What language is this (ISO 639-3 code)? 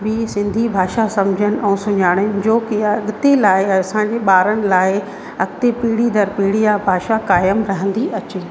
snd